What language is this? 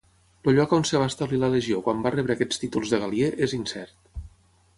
Catalan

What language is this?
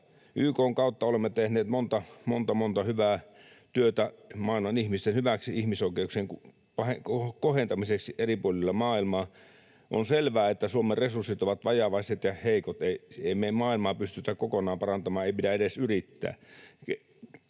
Finnish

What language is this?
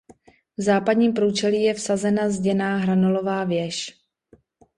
Czech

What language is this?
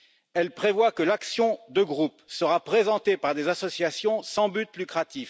French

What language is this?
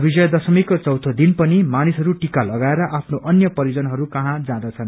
Nepali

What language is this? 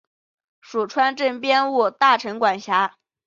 Chinese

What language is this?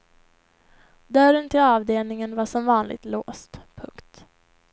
Swedish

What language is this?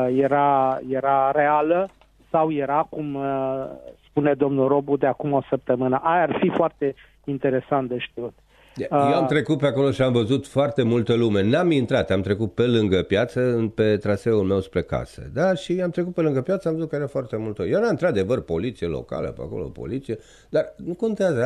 Romanian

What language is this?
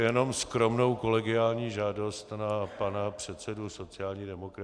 Czech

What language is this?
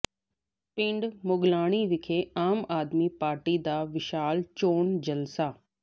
Punjabi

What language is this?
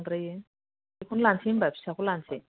Bodo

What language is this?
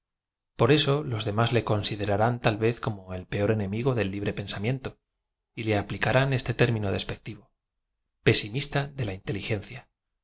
Spanish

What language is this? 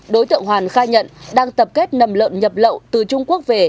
Vietnamese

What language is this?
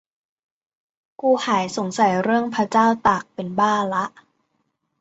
Thai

